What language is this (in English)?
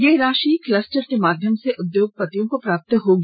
Hindi